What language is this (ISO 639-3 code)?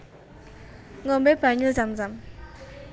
jav